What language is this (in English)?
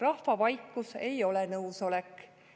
Estonian